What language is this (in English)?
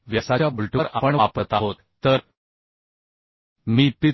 Marathi